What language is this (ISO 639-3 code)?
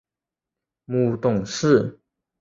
zho